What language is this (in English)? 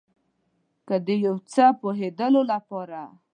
Pashto